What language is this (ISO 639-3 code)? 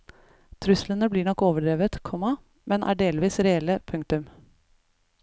nor